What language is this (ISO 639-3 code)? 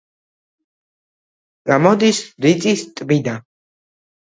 kat